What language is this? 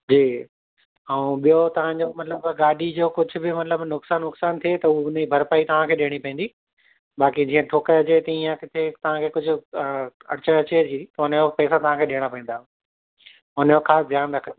Sindhi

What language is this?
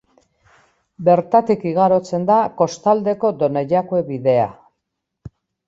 Basque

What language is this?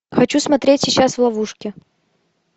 Russian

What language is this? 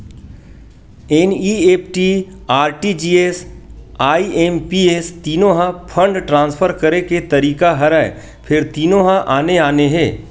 Chhattisgarhi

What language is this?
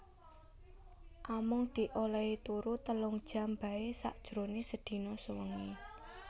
Javanese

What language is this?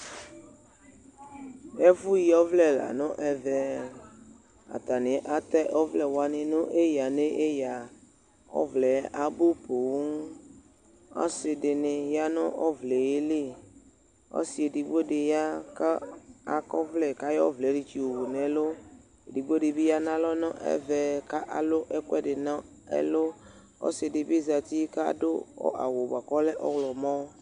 Ikposo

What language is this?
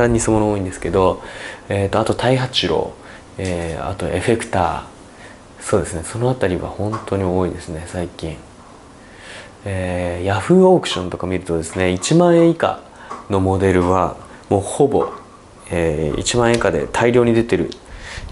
Japanese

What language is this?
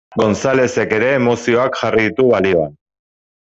Basque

